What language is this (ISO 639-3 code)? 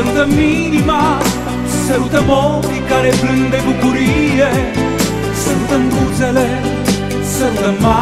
ron